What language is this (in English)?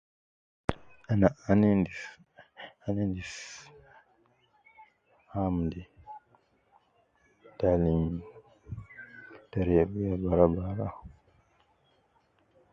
Nubi